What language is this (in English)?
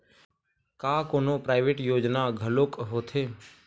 Chhattisgarhi